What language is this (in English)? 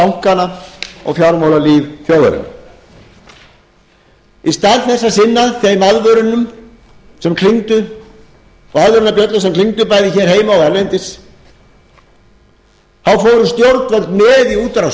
Icelandic